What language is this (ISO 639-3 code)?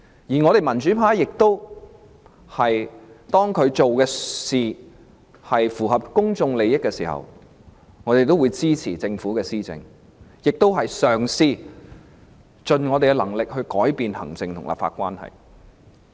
yue